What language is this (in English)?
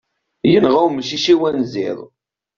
Kabyle